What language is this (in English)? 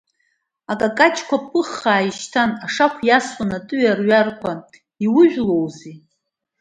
Abkhazian